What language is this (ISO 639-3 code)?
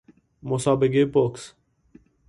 fas